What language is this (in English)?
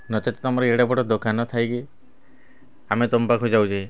Odia